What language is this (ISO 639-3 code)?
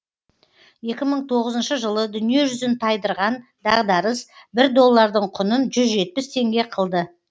kaz